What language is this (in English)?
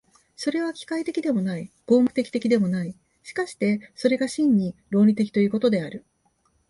Japanese